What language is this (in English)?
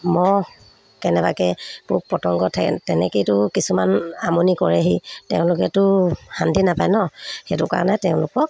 Assamese